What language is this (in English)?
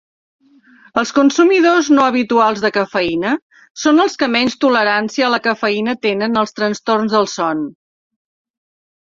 Catalan